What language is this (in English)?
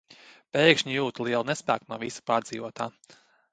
Latvian